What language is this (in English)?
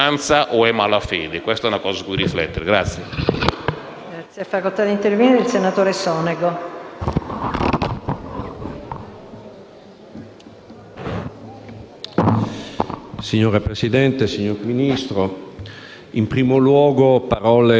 Italian